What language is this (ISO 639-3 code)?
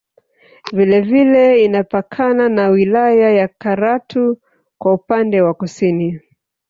swa